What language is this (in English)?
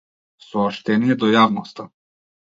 Macedonian